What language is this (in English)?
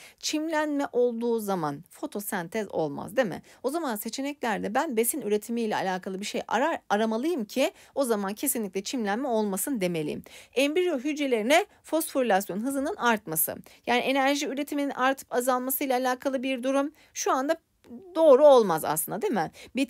Turkish